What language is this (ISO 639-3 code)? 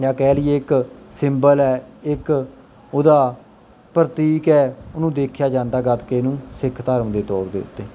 pan